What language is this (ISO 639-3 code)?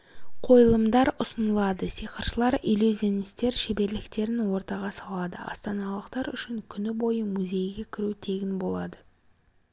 kaz